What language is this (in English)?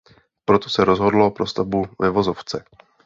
Czech